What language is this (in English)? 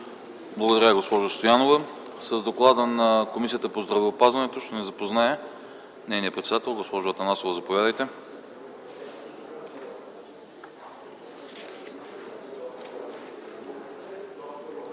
Bulgarian